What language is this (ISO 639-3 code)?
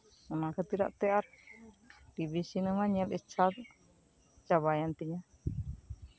sat